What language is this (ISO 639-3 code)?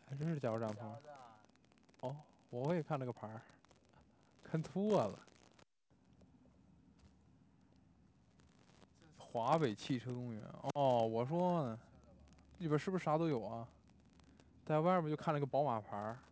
zho